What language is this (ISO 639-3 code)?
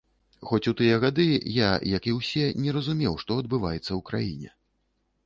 bel